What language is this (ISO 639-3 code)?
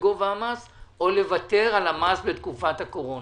heb